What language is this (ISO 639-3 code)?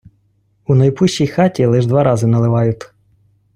ukr